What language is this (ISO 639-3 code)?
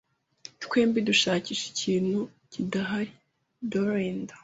kin